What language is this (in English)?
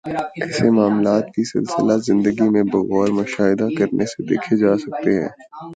Urdu